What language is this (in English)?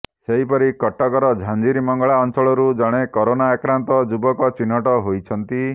Odia